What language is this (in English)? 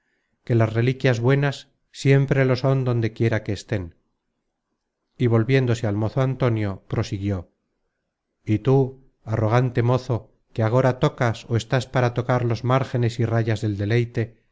Spanish